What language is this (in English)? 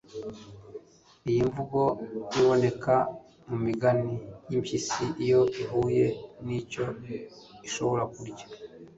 Kinyarwanda